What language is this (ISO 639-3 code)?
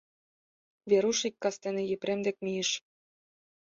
chm